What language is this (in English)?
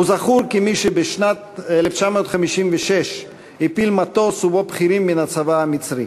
Hebrew